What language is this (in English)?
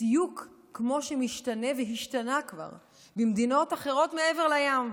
Hebrew